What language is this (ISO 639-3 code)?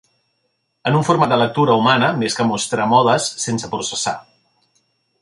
cat